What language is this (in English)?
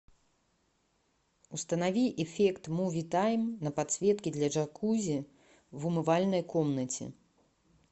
Russian